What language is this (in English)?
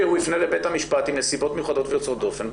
Hebrew